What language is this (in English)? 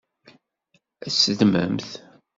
Kabyle